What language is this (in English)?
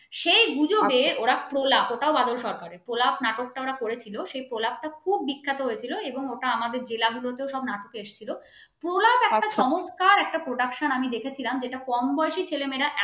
Bangla